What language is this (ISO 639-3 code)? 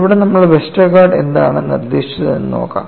mal